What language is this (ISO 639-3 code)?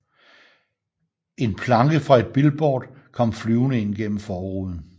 dan